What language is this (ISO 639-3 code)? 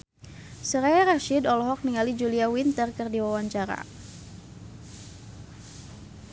sun